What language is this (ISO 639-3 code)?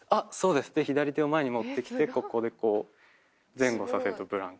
jpn